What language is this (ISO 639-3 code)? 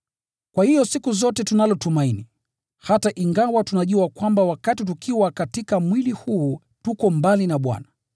swa